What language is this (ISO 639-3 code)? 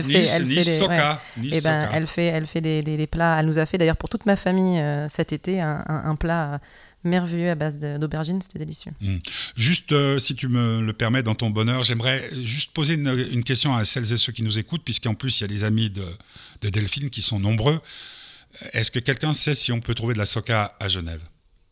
fra